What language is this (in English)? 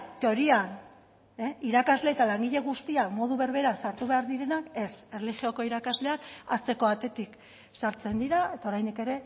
Basque